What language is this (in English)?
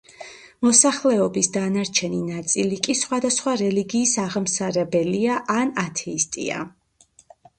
Georgian